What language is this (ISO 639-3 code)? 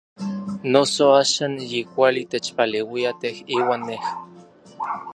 nlv